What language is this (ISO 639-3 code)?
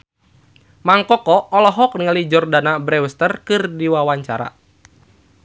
sun